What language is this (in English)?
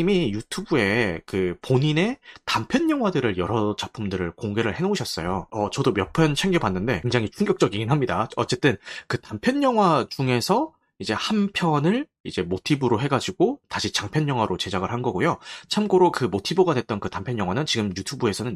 Korean